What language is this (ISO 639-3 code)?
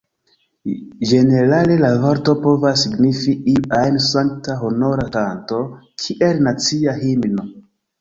epo